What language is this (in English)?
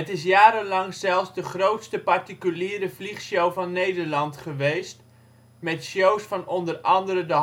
Dutch